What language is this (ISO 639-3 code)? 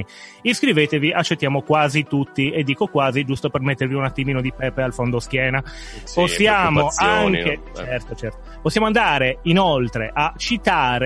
ita